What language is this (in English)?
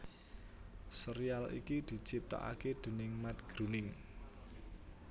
Javanese